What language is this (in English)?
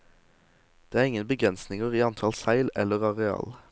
Norwegian